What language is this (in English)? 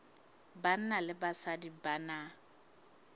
Southern Sotho